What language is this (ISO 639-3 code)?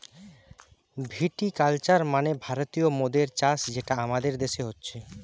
ben